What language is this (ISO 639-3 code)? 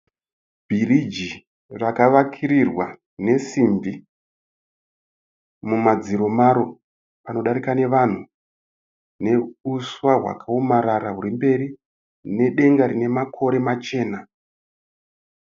sna